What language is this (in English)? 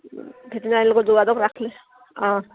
Assamese